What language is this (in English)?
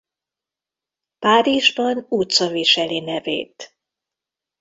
Hungarian